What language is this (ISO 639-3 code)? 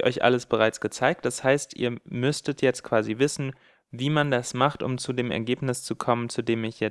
deu